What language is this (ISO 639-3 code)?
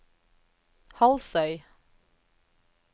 nor